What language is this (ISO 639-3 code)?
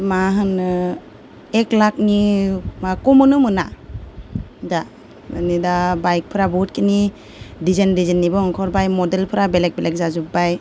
brx